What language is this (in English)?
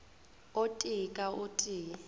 Northern Sotho